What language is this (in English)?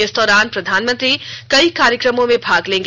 Hindi